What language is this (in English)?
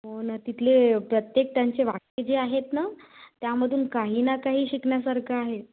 Marathi